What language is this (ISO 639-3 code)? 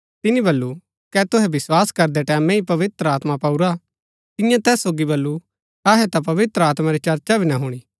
gbk